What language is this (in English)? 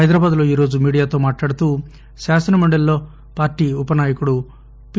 Telugu